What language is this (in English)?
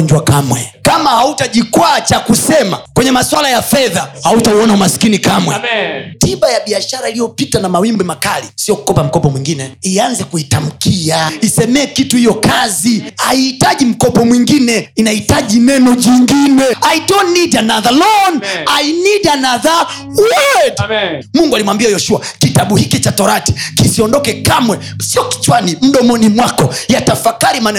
Swahili